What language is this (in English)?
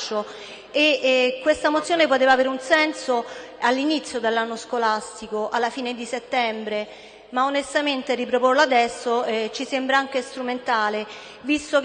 Italian